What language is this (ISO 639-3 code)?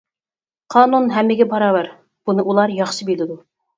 uig